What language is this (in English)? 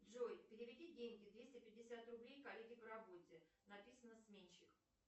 Russian